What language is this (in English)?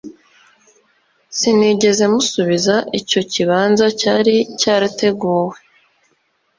Kinyarwanda